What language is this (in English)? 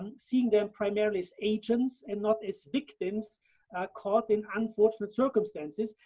English